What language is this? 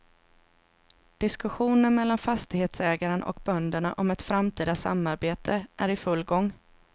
Swedish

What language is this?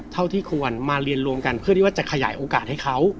Thai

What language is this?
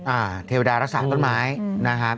Thai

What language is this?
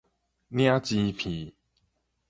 Min Nan Chinese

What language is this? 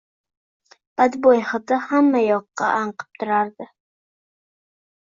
Uzbek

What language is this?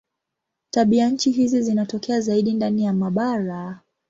Swahili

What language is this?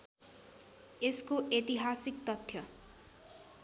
Nepali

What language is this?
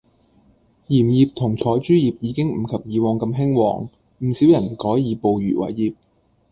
Cantonese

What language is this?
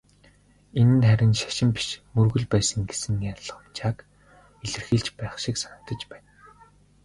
Mongolian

